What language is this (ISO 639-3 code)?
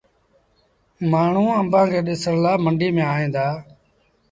sbn